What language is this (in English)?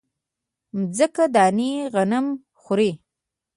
Pashto